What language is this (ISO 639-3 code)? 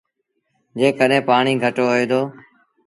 sbn